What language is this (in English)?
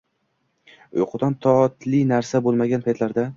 Uzbek